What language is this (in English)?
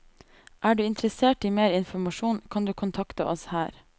Norwegian